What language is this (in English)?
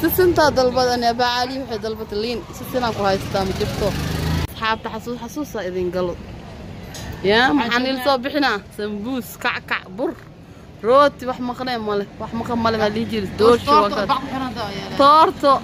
Arabic